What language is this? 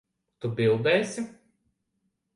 Latvian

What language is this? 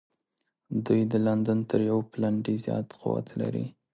Pashto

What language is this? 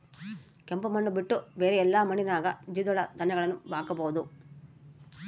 Kannada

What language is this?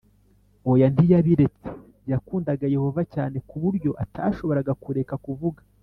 Kinyarwanda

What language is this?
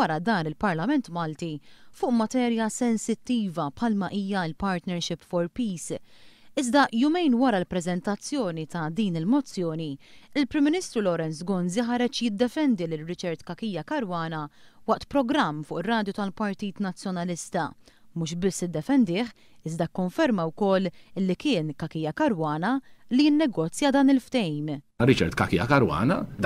Romanian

